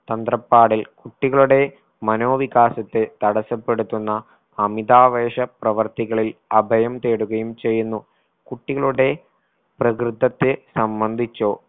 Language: Malayalam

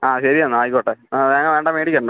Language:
Malayalam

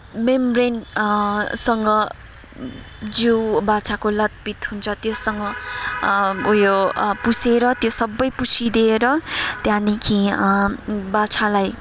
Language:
Nepali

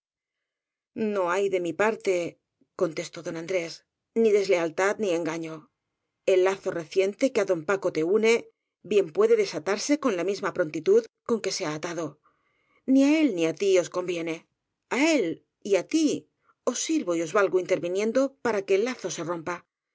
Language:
Spanish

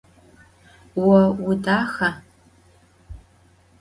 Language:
Adyghe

